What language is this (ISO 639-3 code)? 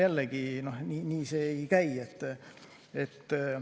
est